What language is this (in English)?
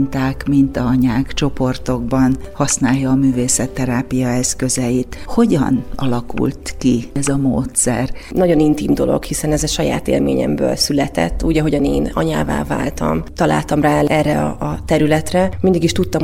Hungarian